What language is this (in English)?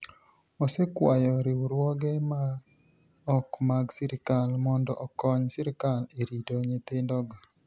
Luo (Kenya and Tanzania)